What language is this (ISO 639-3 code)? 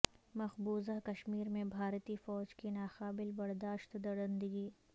urd